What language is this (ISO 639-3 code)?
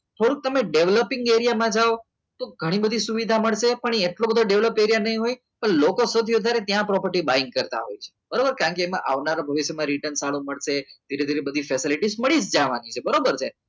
guj